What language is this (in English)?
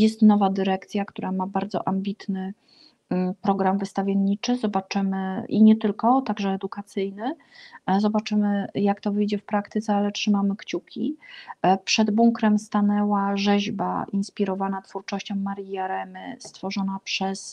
Polish